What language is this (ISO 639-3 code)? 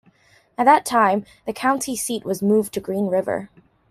eng